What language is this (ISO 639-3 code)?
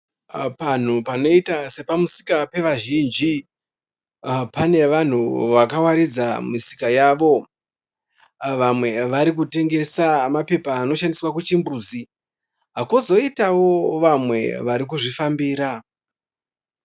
sna